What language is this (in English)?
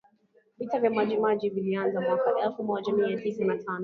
Swahili